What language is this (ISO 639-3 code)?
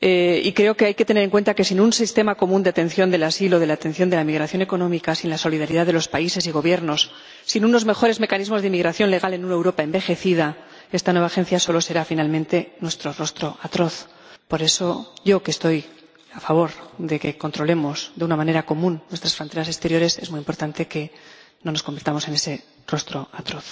spa